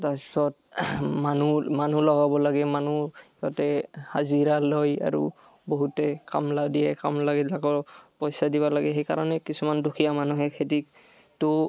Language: Assamese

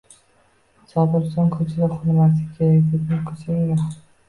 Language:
Uzbek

